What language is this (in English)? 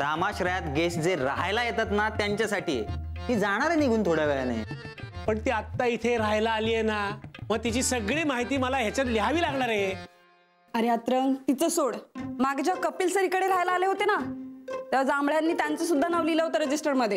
Hindi